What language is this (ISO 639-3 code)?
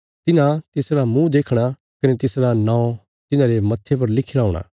kfs